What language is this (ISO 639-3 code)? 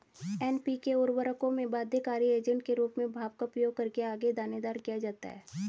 hin